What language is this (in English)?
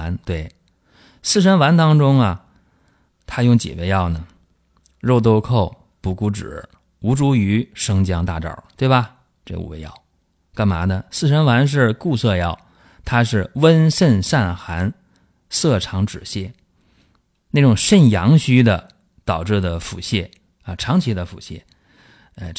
Chinese